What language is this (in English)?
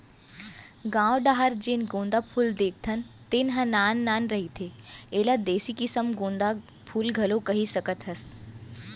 Chhattisgarhi